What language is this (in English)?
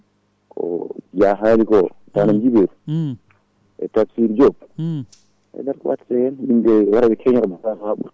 Fula